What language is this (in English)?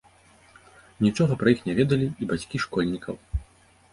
Belarusian